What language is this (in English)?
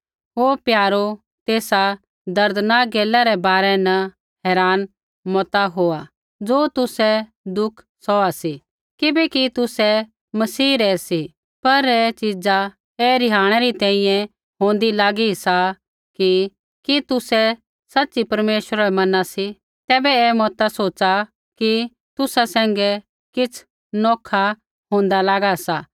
Kullu Pahari